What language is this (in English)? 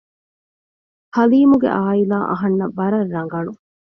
Divehi